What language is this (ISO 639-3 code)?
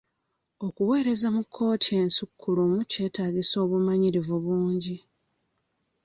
lug